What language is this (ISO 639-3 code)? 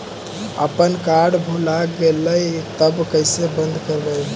mag